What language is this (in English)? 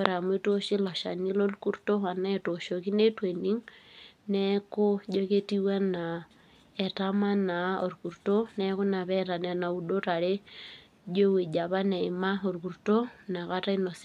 Masai